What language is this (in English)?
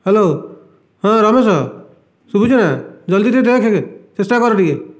Odia